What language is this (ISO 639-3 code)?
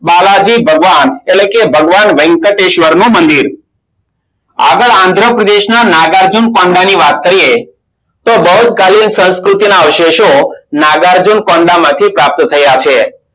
guj